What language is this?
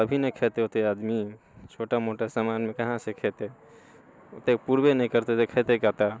Maithili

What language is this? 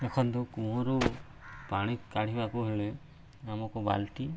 Odia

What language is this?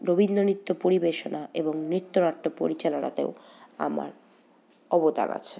Bangla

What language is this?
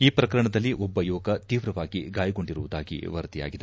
Kannada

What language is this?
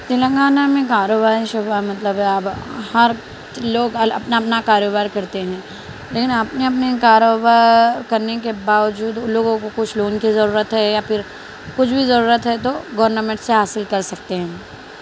Urdu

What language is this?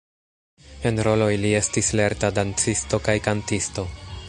Esperanto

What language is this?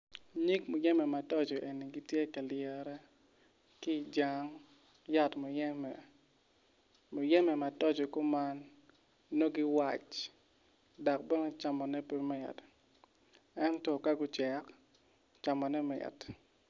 Acoli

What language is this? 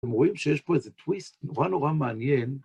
Hebrew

